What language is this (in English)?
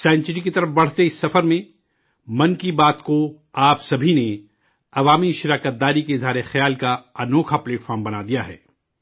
Urdu